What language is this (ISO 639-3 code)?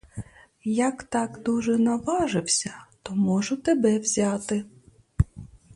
ukr